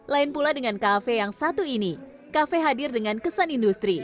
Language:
Indonesian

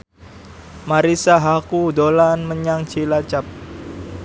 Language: Javanese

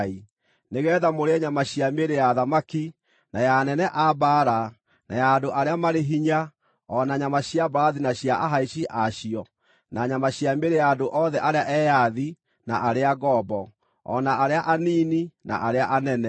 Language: Kikuyu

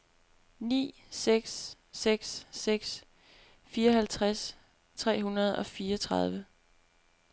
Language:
Danish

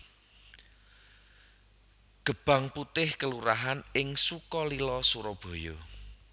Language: Javanese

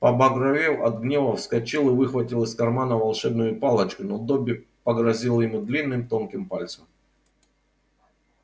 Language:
Russian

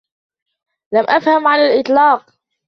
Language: Arabic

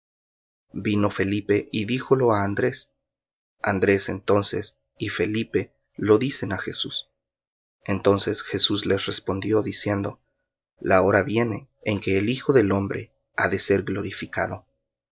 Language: Spanish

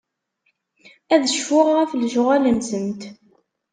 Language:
Kabyle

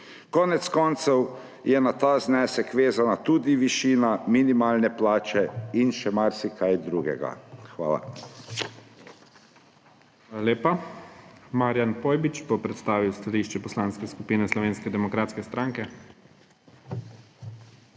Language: Slovenian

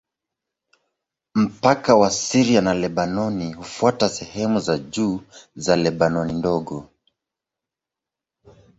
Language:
Swahili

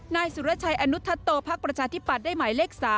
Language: Thai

